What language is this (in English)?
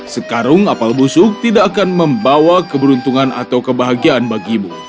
Indonesian